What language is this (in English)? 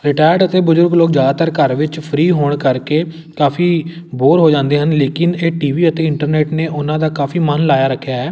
Punjabi